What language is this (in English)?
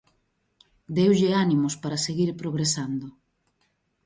Galician